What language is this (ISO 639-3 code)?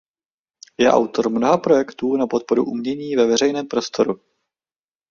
ces